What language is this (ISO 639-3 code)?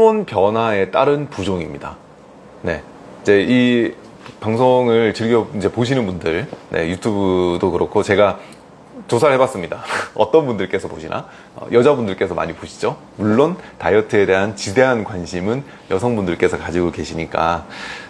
kor